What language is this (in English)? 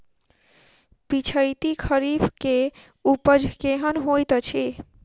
Maithili